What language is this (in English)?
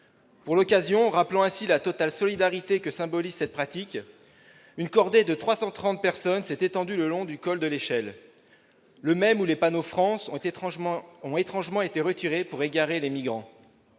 French